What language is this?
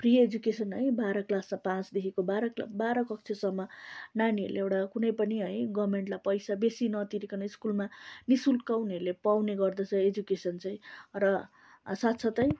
Nepali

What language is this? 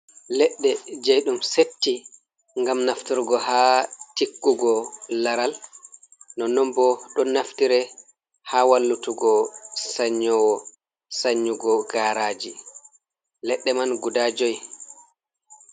Fula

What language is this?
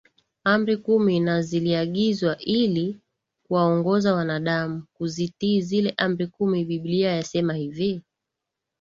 Swahili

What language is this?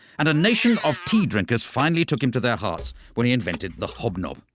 English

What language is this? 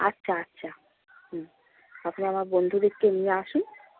Bangla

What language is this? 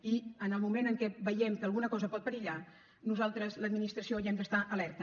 Catalan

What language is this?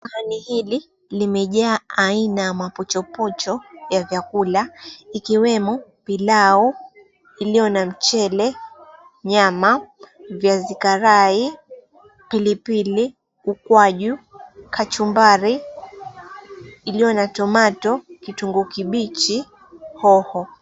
Swahili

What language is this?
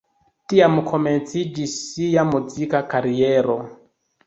Esperanto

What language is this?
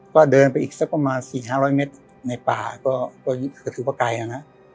Thai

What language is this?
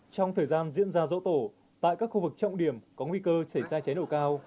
Vietnamese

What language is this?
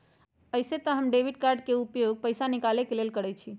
Magahi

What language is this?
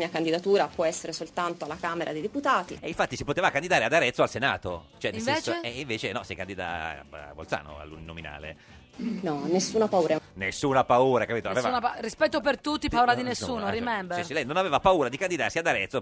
Italian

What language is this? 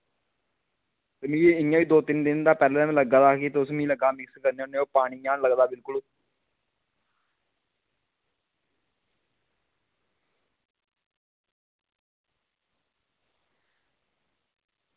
Dogri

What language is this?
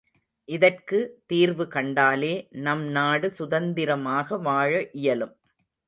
Tamil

